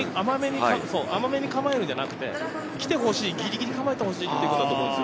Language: Japanese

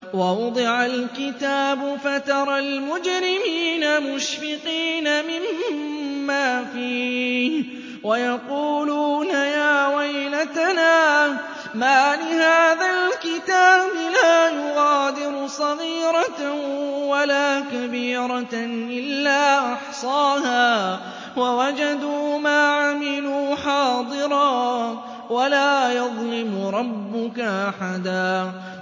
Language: Arabic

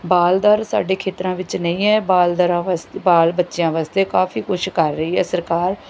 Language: Punjabi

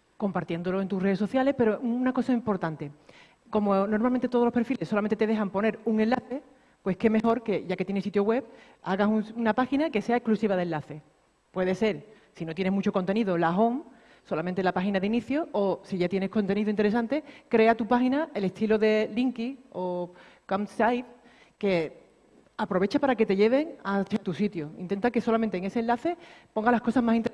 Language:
Spanish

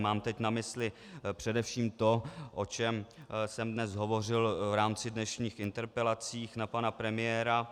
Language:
Czech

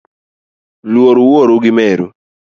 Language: Luo (Kenya and Tanzania)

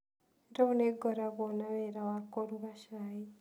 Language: Kikuyu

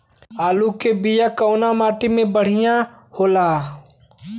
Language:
Bhojpuri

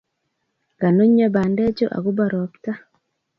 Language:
Kalenjin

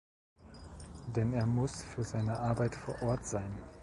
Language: German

